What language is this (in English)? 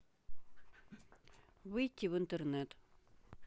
Russian